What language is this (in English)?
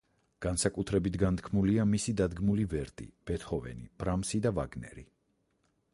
Georgian